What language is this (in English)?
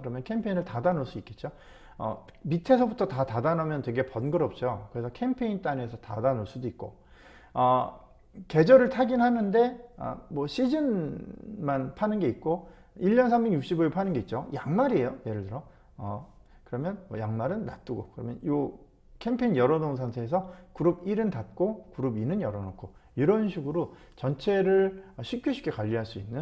Korean